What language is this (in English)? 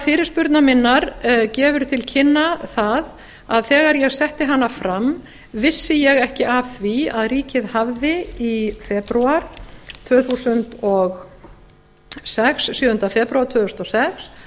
Icelandic